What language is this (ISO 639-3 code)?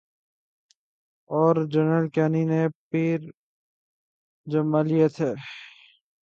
urd